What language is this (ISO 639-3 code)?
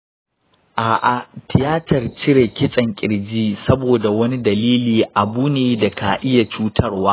hau